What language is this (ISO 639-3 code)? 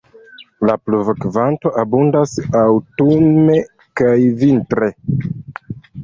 epo